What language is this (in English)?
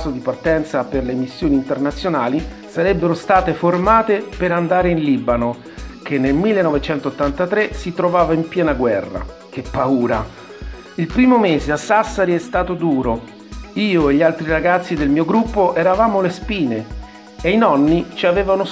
Italian